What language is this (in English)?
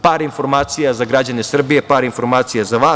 Serbian